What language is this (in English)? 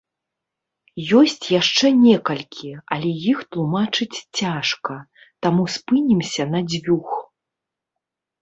Belarusian